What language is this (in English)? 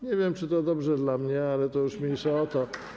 Polish